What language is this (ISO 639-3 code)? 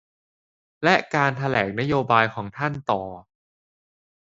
tha